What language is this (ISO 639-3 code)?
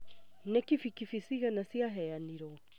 kik